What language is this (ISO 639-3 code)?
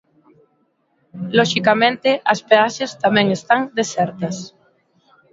glg